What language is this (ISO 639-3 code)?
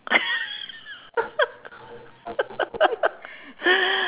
eng